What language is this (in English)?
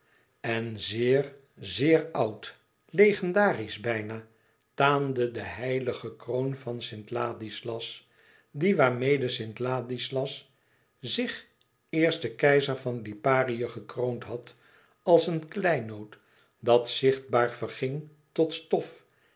Dutch